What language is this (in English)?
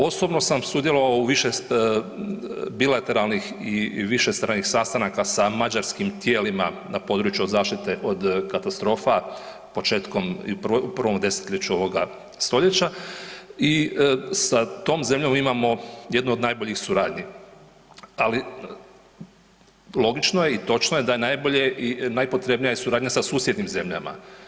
Croatian